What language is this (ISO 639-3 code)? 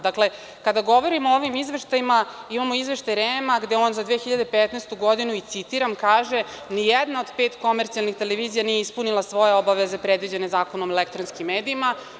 srp